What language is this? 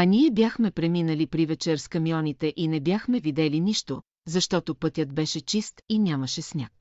Bulgarian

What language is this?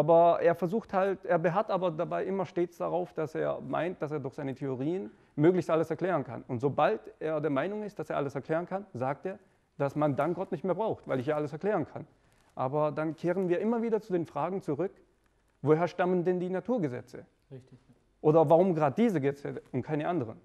German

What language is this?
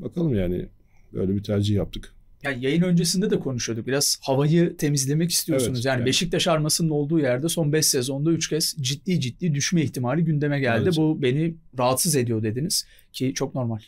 Turkish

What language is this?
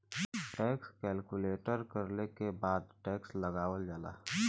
Bhojpuri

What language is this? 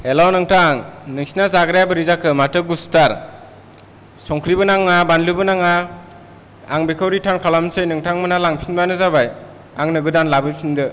Bodo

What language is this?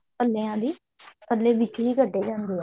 Punjabi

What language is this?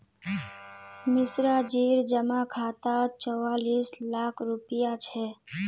Magahi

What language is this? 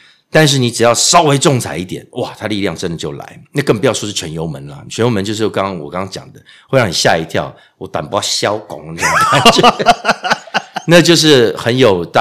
Chinese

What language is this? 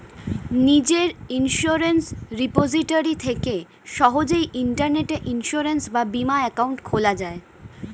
Bangla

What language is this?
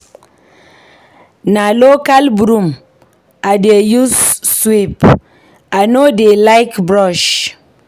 Nigerian Pidgin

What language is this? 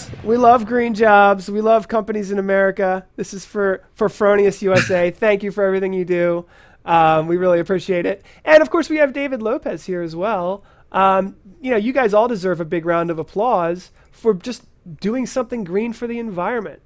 English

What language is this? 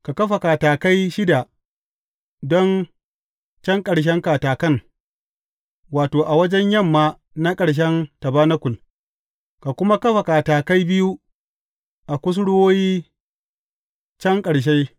Hausa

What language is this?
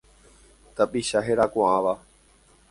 Guarani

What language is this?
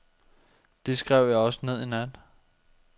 Danish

